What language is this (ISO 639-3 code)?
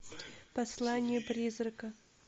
rus